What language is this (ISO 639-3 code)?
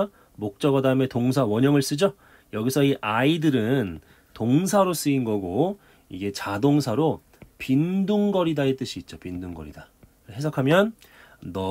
kor